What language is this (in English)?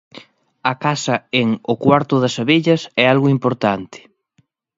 Galician